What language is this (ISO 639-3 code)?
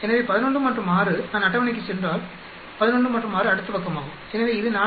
tam